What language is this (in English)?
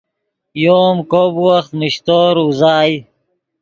Yidgha